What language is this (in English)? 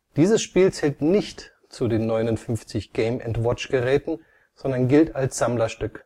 German